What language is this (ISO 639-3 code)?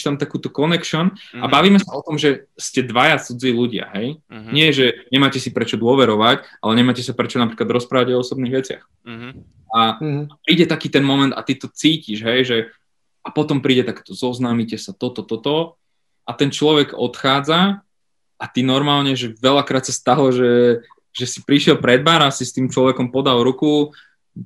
slk